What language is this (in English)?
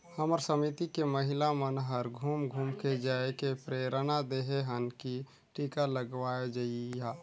Chhattisgarhi